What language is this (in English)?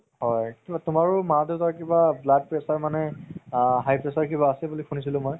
Assamese